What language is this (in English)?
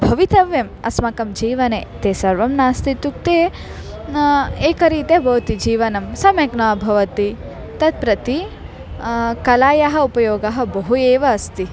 Sanskrit